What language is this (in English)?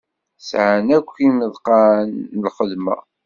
Kabyle